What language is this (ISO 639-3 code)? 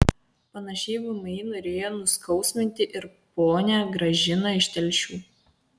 lit